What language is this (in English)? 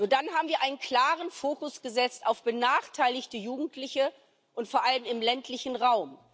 German